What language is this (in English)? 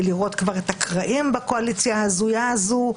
Hebrew